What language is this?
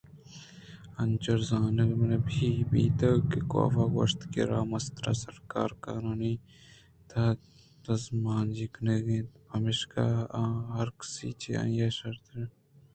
Eastern Balochi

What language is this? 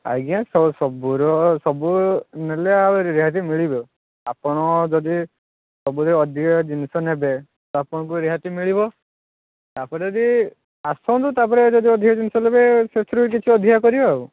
Odia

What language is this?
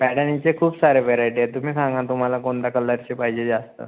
Marathi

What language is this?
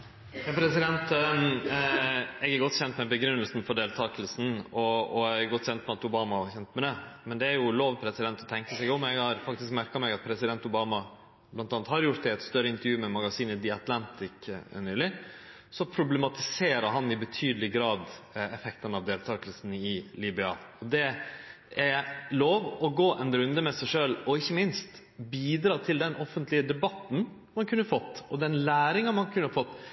Norwegian Nynorsk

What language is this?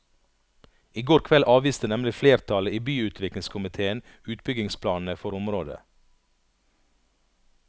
Norwegian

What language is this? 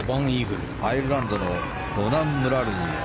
Japanese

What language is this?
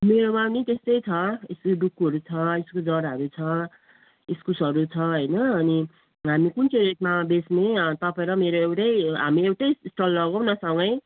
Nepali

